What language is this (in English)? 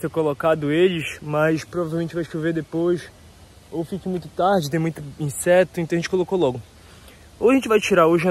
Portuguese